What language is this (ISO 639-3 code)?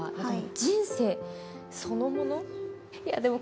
jpn